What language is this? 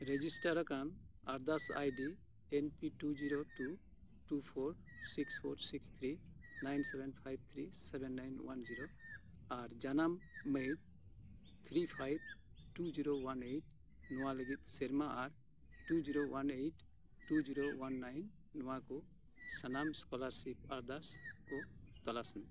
Santali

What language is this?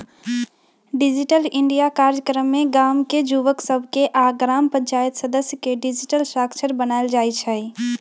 Magahi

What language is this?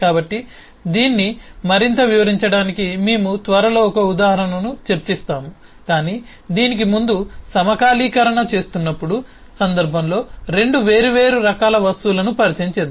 Telugu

